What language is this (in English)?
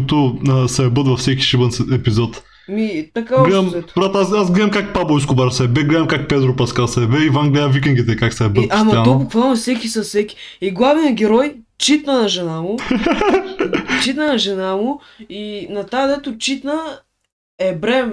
Bulgarian